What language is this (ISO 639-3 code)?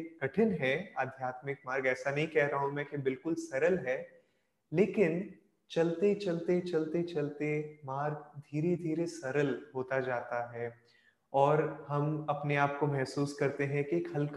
hin